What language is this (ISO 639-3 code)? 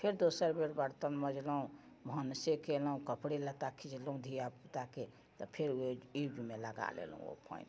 mai